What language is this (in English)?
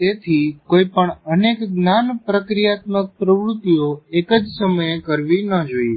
Gujarati